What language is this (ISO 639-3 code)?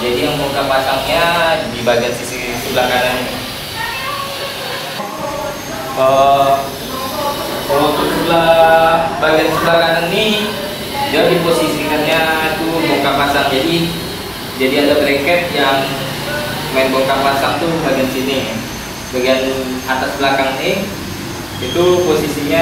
ind